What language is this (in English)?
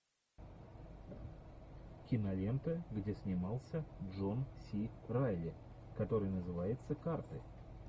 Russian